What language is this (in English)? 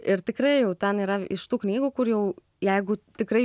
Lithuanian